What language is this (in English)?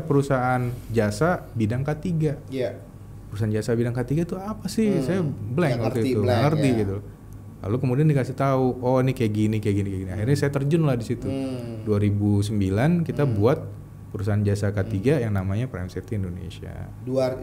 Indonesian